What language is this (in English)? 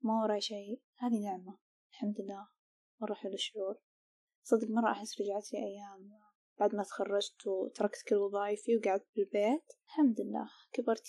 Arabic